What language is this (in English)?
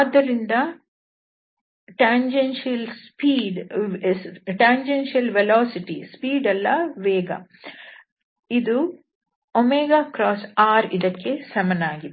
Kannada